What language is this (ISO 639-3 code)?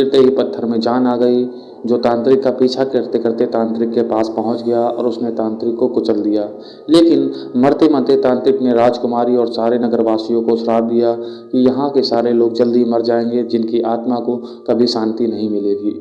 hin